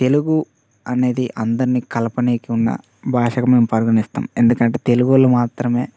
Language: Telugu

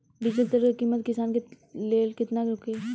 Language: Bhojpuri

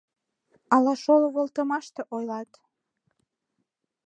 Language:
Mari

